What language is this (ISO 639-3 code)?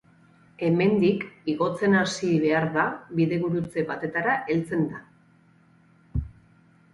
eus